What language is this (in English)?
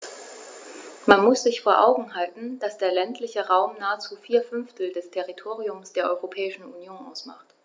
German